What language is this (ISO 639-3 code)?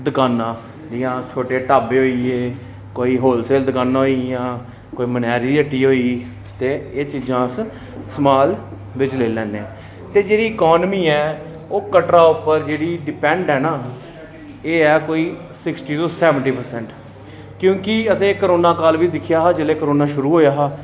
doi